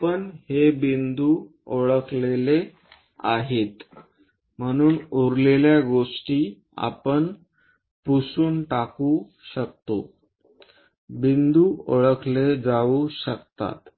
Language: Marathi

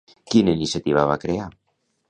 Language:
Catalan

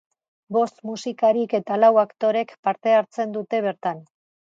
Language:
Basque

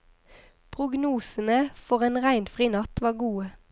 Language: Norwegian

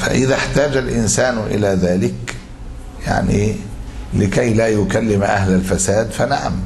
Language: Arabic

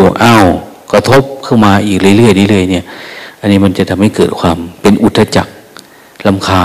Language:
Thai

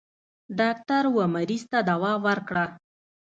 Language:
Pashto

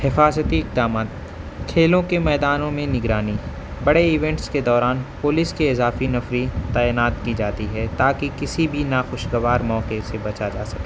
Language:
Urdu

